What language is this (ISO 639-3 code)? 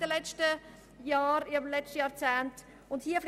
gsw